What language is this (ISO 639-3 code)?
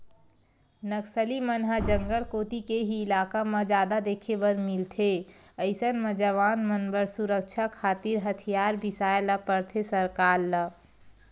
hne